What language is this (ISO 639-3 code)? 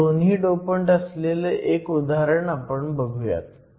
mar